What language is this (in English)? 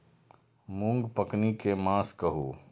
Maithili